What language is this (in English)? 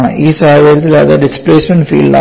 Malayalam